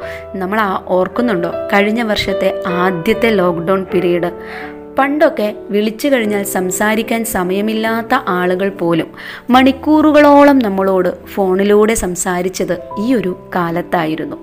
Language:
Malayalam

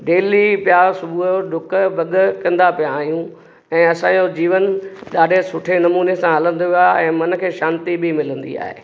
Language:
Sindhi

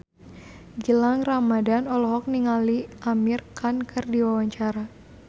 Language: Sundanese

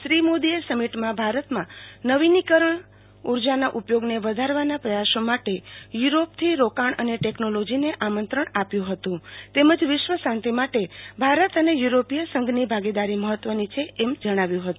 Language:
Gujarati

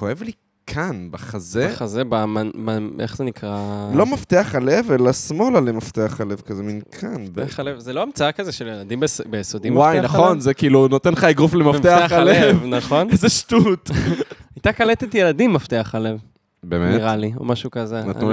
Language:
Hebrew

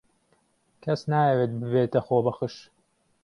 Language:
Central Kurdish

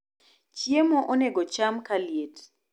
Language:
Luo (Kenya and Tanzania)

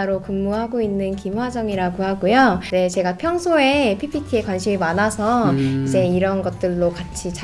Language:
Korean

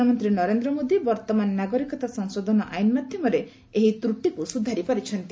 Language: Odia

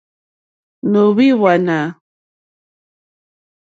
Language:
Mokpwe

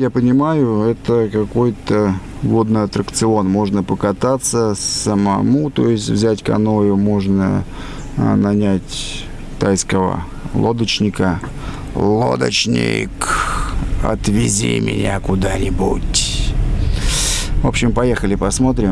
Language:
Russian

